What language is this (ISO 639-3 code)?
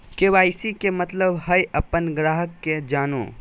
mag